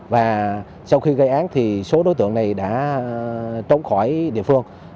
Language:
Vietnamese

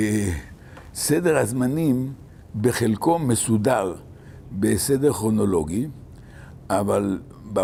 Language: Hebrew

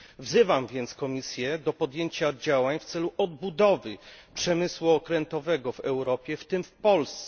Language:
Polish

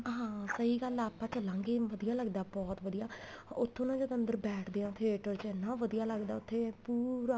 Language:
Punjabi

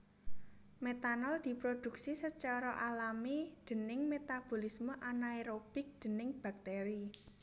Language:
Javanese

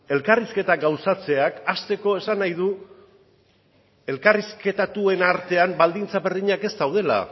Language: Basque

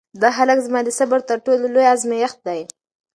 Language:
Pashto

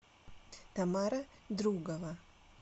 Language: Russian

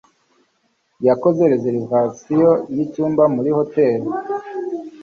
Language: Kinyarwanda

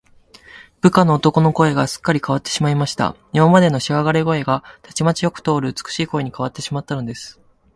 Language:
Japanese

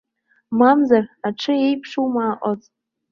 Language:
Abkhazian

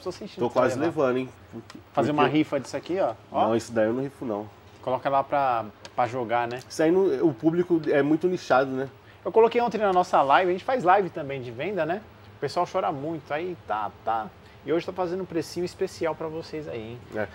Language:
Portuguese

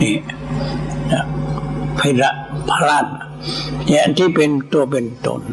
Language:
Thai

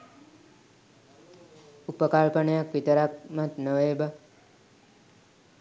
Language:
Sinhala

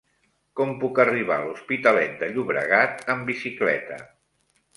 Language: Catalan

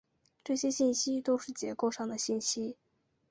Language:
Chinese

